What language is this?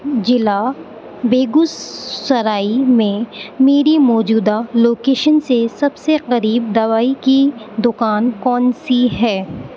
Urdu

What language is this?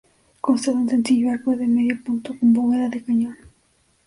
Spanish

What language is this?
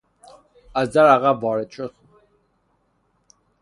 Persian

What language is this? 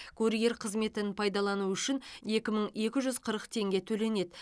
Kazakh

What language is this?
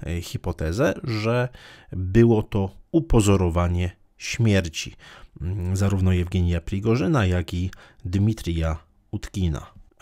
Polish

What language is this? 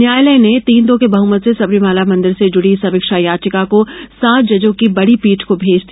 Hindi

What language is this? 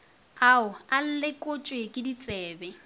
Northern Sotho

